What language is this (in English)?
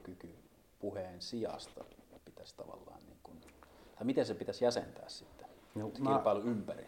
Finnish